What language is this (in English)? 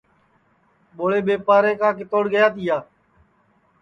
Sansi